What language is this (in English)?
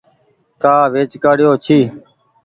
Goaria